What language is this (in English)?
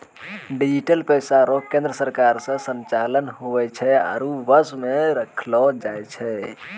Maithili